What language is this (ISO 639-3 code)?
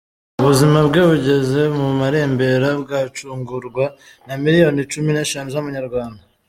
kin